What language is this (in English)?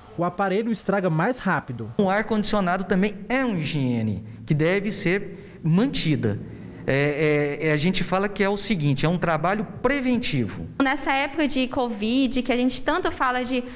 Portuguese